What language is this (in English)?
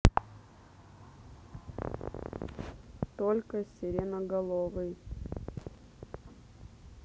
Russian